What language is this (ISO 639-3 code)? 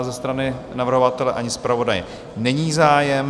ces